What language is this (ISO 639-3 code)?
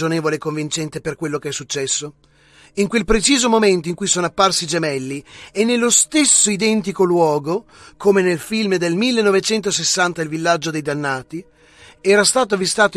ita